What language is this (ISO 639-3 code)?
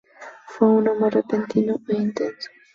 spa